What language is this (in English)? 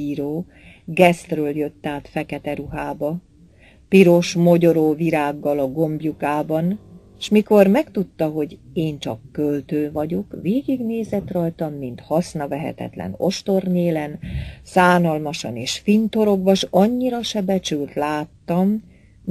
Hungarian